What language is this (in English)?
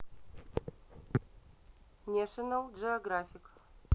Russian